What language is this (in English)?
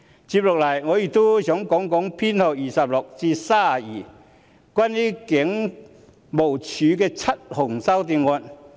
Cantonese